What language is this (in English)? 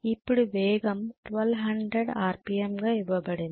Telugu